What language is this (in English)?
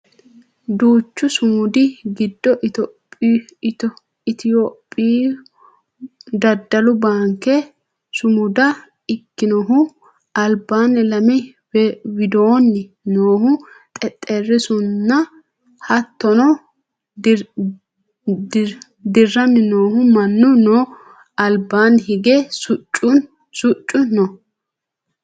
Sidamo